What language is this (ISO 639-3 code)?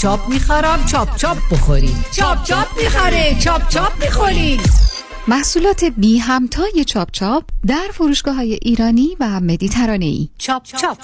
fas